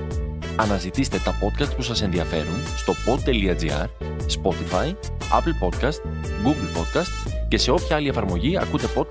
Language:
Greek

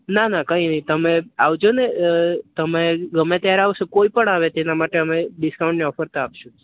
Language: Gujarati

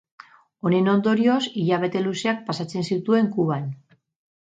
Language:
Basque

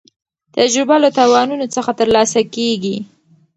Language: Pashto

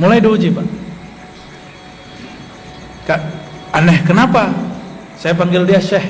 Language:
Indonesian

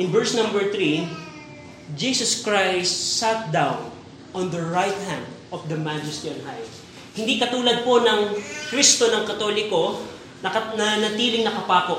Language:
Filipino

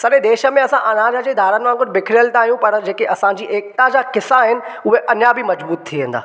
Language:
Sindhi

